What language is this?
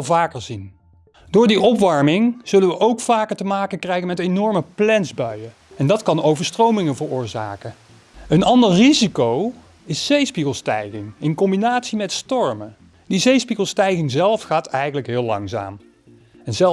Dutch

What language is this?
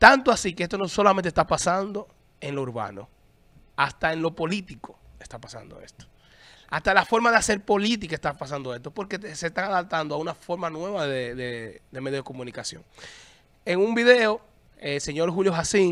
Spanish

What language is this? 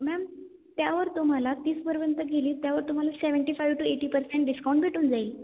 Marathi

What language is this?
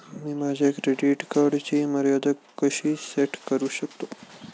Marathi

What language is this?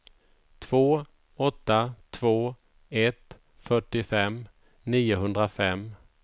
Swedish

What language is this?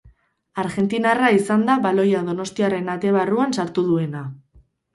Basque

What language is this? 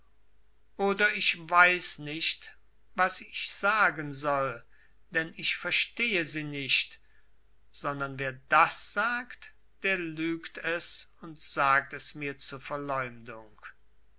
German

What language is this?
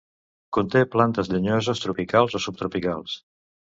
Catalan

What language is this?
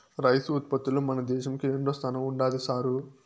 Telugu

